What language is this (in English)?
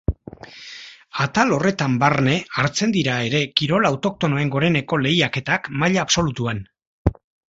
Basque